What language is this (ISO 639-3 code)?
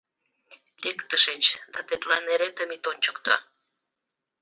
chm